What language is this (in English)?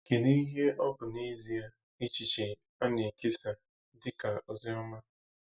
Igbo